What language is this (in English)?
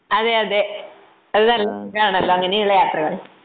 Malayalam